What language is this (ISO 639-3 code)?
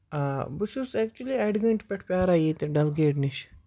kas